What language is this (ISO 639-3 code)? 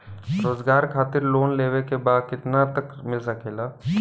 bho